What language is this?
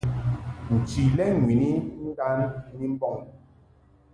Mungaka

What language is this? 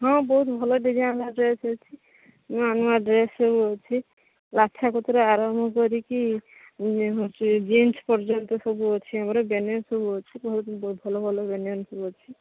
Odia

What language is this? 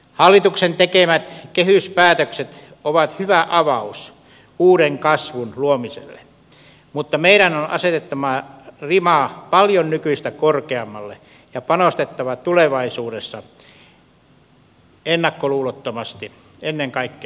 Finnish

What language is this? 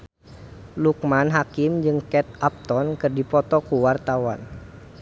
Sundanese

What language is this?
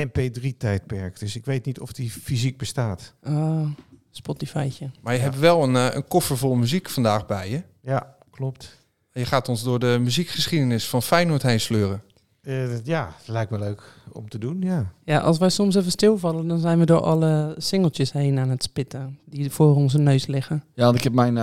Dutch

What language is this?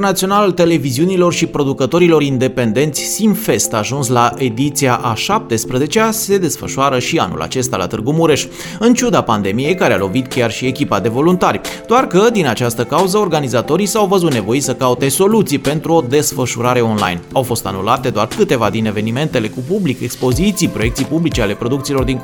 Romanian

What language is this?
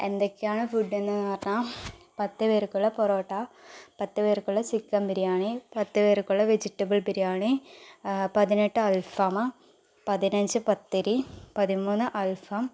Malayalam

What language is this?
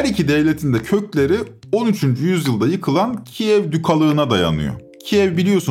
Turkish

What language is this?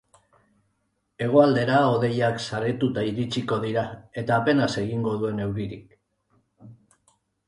Basque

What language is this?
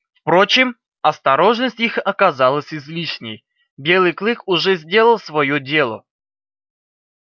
Russian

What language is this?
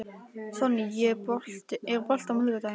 Icelandic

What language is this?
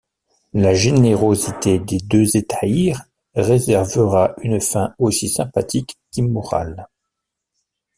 French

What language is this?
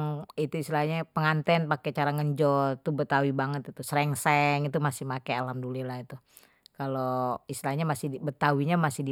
Betawi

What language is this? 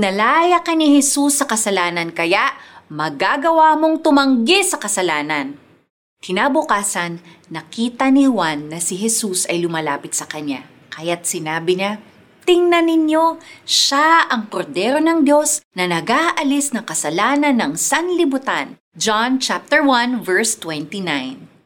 Filipino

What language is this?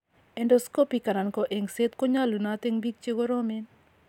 Kalenjin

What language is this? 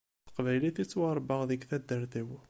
Kabyle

